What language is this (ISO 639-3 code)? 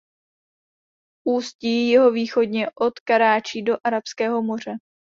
ces